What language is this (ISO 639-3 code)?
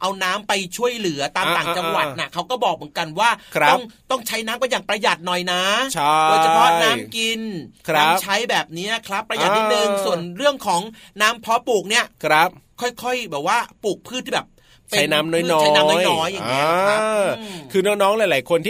tha